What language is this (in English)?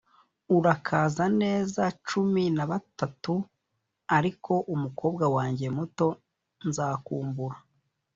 Kinyarwanda